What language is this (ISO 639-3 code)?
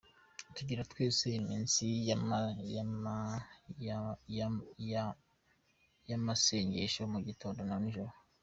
kin